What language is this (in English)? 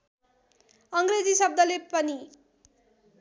Nepali